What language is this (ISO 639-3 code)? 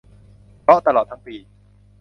tha